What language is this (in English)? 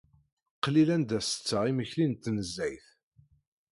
Kabyle